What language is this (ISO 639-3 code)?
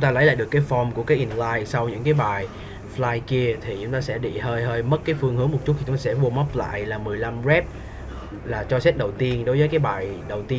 vie